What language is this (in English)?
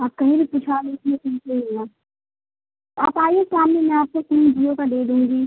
Urdu